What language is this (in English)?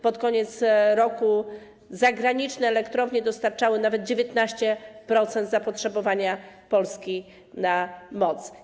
Polish